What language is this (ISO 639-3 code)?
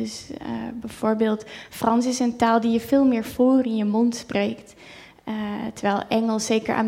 nld